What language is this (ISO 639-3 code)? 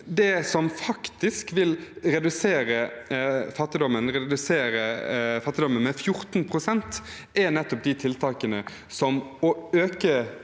nor